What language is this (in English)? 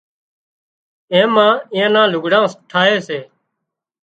Wadiyara Koli